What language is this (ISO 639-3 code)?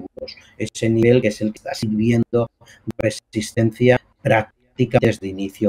spa